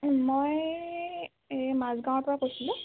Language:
Assamese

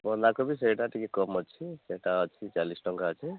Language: Odia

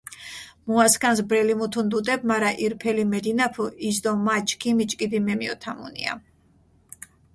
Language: Mingrelian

